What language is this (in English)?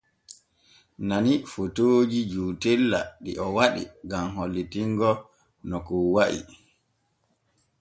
Borgu Fulfulde